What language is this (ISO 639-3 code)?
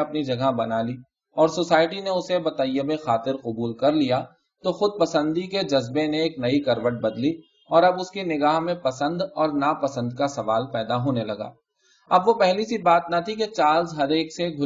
urd